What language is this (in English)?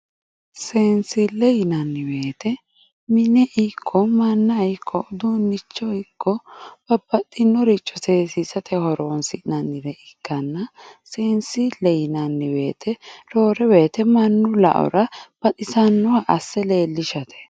Sidamo